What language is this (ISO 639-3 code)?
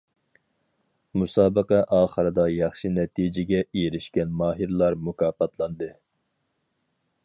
uig